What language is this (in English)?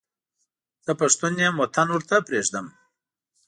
Pashto